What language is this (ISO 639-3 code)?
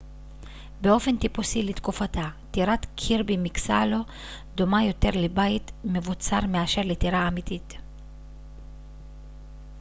heb